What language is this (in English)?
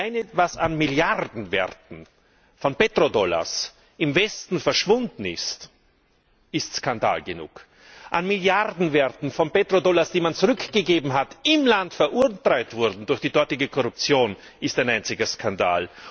German